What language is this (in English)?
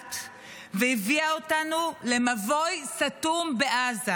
Hebrew